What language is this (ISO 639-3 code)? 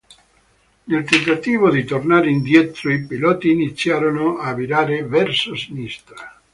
ita